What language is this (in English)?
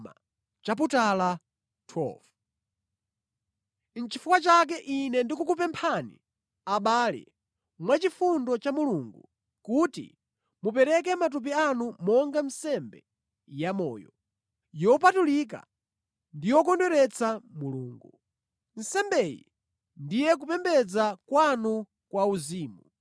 Nyanja